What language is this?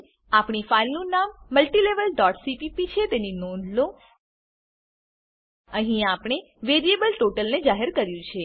Gujarati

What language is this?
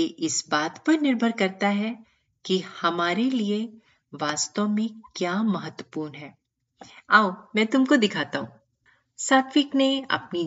Hindi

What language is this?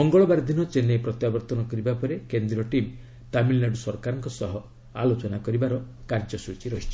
Odia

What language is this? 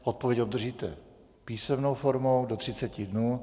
Czech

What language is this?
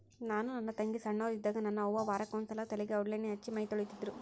Kannada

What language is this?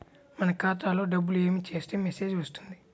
Telugu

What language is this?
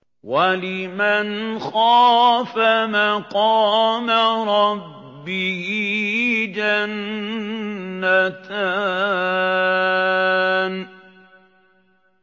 Arabic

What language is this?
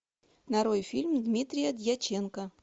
Russian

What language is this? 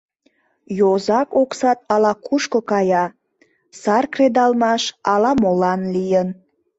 Mari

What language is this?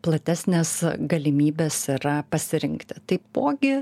Lithuanian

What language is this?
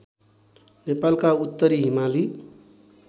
Nepali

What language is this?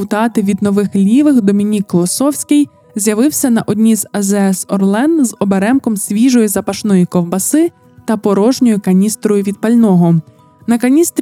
Ukrainian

